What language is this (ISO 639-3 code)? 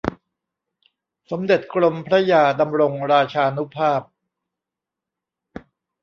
tha